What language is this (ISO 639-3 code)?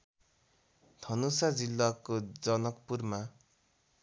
nep